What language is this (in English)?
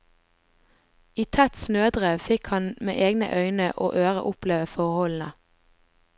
Norwegian